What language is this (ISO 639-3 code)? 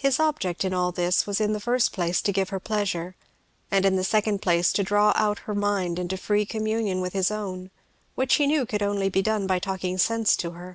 eng